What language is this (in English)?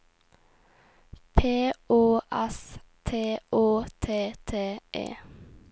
Norwegian